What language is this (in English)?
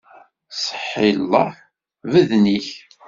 Kabyle